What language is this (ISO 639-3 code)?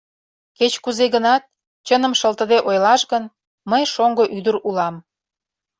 chm